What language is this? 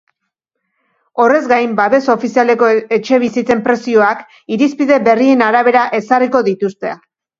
Basque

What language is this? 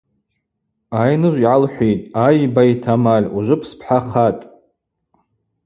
Abaza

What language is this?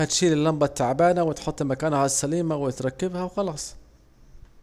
Saidi Arabic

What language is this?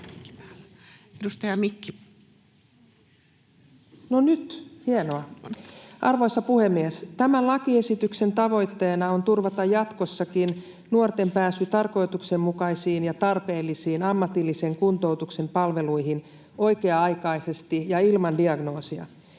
Finnish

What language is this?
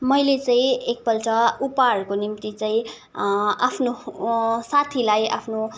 Nepali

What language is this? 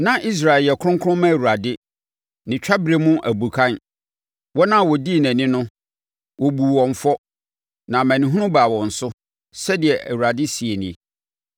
Akan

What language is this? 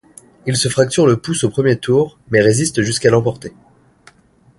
French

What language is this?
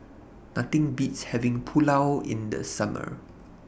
English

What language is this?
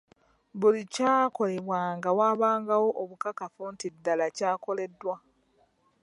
Ganda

